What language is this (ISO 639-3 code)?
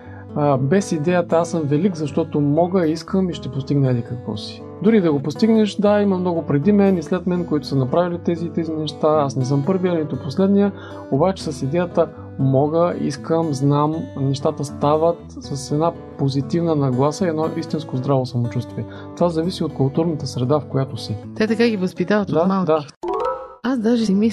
bul